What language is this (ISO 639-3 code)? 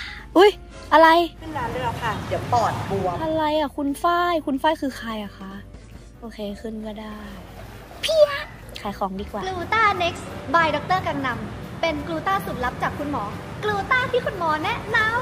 tha